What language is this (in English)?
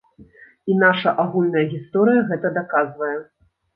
Belarusian